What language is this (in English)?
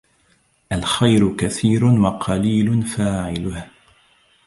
Arabic